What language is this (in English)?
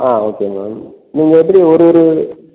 Tamil